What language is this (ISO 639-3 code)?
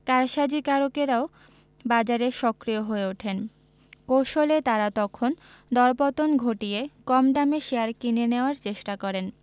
ben